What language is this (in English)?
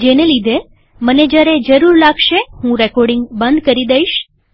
Gujarati